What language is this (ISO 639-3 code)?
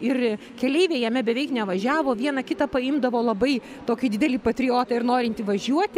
lit